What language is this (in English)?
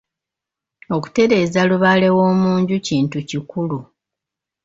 Ganda